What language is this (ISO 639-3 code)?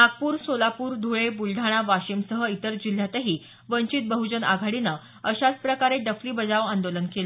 mar